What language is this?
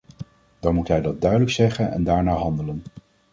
Dutch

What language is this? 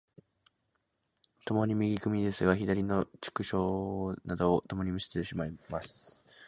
Japanese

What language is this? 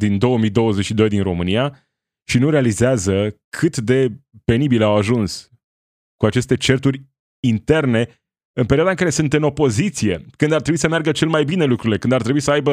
Romanian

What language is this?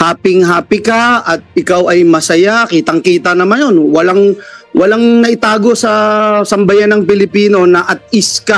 Filipino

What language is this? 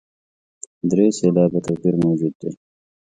Pashto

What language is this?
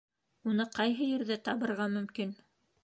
Bashkir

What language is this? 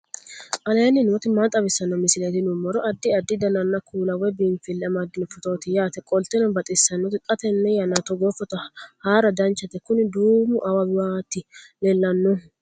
Sidamo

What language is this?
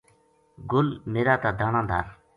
Gujari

